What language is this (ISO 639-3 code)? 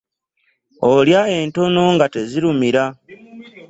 lug